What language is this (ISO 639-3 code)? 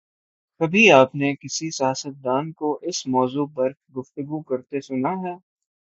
urd